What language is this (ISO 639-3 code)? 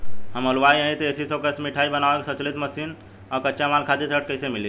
bho